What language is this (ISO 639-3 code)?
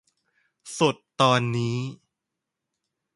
tha